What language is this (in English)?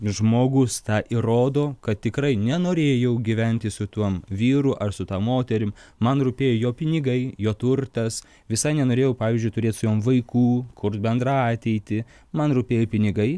Lithuanian